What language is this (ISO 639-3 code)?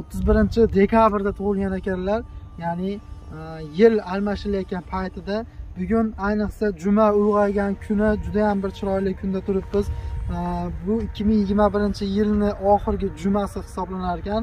tur